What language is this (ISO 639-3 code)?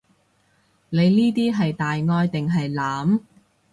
yue